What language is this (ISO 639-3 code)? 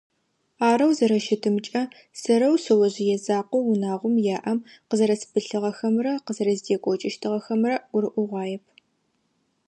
ady